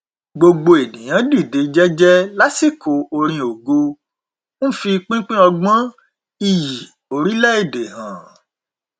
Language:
Yoruba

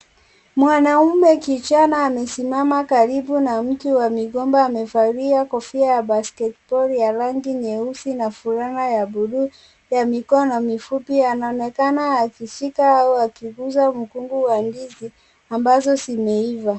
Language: Swahili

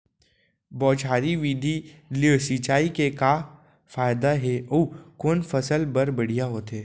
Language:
Chhattisgarhi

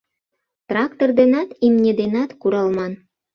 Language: Mari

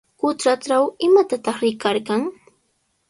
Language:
Sihuas Ancash Quechua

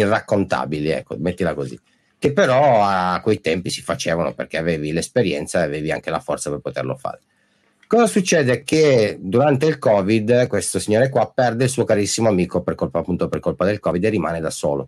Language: Italian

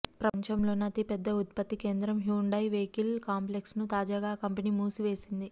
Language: Telugu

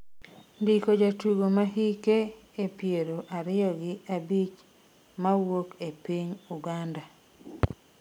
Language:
Luo (Kenya and Tanzania)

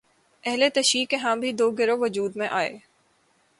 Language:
Urdu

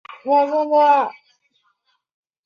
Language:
Chinese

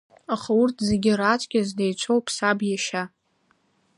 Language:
Abkhazian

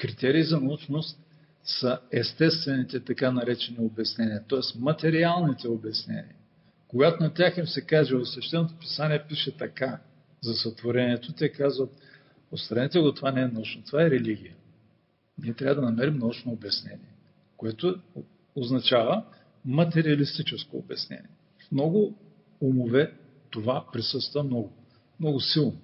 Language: Bulgarian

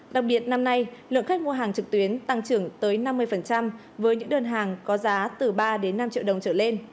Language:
Vietnamese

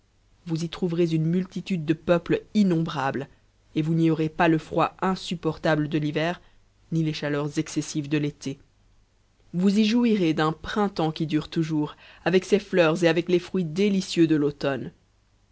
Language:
French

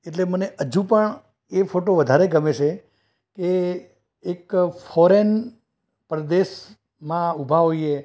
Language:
Gujarati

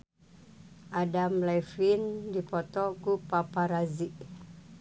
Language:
Sundanese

